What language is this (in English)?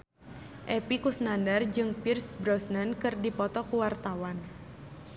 Sundanese